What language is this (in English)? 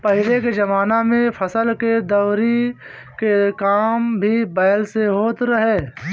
Bhojpuri